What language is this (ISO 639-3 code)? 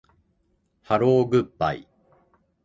jpn